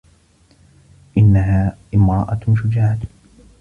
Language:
Arabic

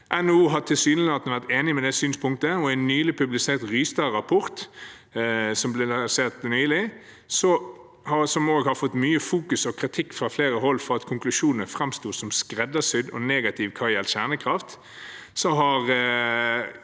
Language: Norwegian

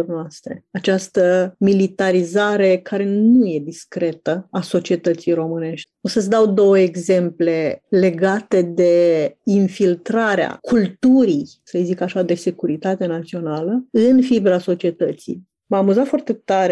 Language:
Romanian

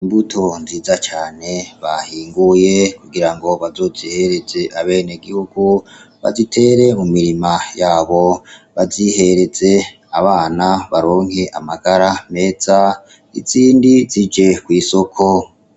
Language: Rundi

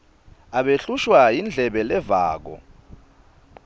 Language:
Swati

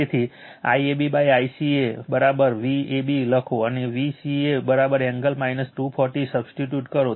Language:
Gujarati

